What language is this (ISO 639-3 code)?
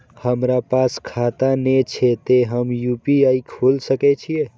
mai